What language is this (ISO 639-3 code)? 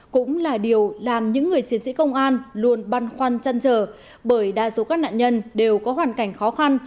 vie